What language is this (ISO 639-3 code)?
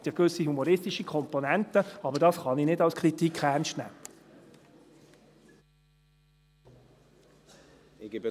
gsw